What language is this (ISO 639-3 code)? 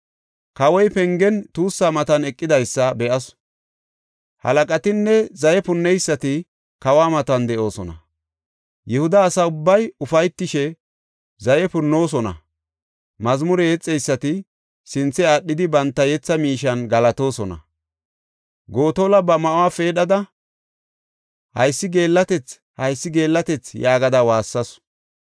gof